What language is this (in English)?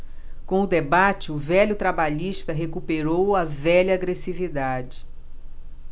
Portuguese